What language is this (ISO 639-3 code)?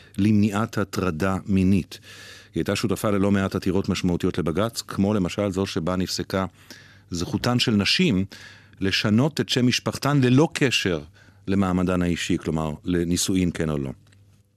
heb